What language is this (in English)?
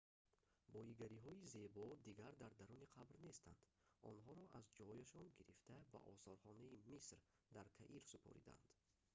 Tajik